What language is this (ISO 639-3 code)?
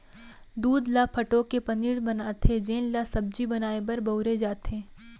hne